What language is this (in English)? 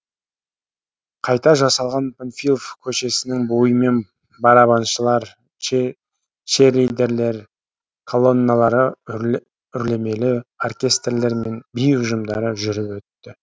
Kazakh